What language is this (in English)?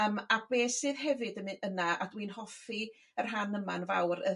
Welsh